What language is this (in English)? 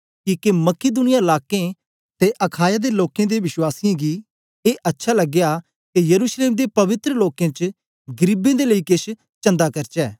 Dogri